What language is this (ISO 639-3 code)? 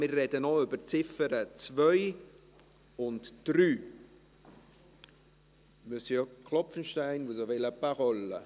gsw